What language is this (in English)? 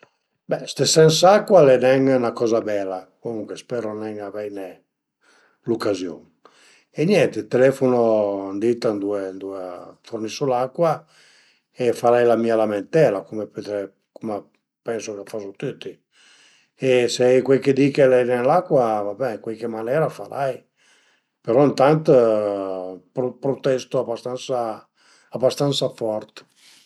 Piedmontese